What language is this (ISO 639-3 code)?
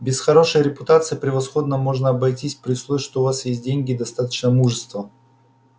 rus